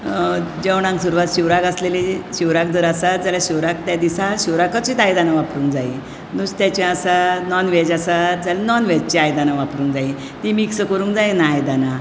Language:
Konkani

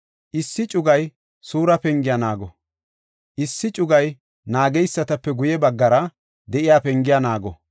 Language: Gofa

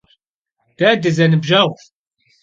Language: Kabardian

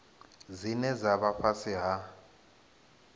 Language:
Venda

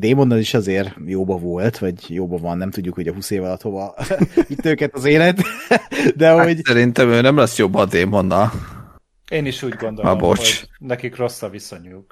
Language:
Hungarian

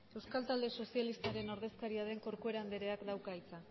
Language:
Basque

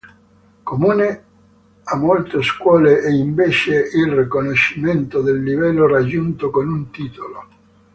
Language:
Italian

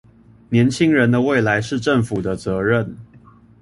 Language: Chinese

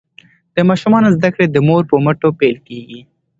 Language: Pashto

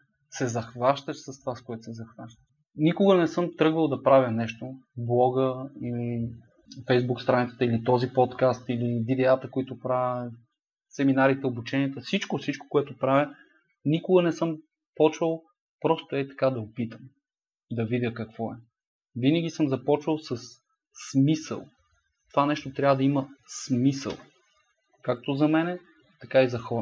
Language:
Bulgarian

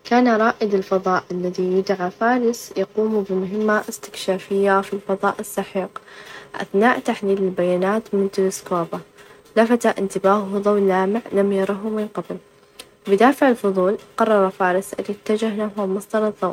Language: Najdi Arabic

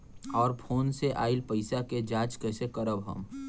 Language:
Bhojpuri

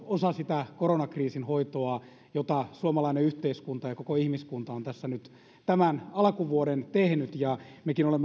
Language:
Finnish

